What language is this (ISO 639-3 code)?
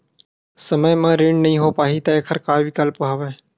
hne